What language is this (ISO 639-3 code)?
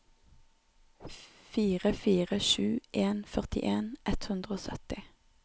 nor